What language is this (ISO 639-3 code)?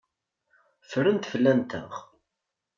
kab